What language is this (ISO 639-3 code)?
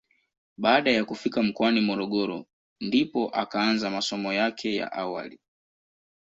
swa